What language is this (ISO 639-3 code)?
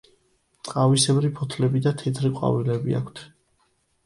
kat